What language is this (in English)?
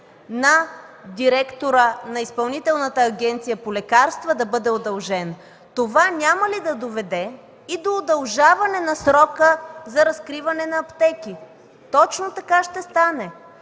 Bulgarian